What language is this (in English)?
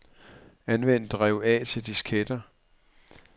Danish